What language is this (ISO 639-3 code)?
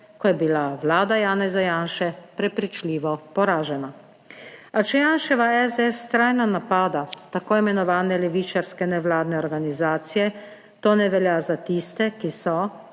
slv